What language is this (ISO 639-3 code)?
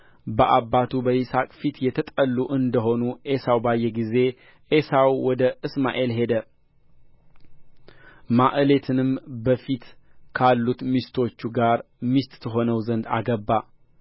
amh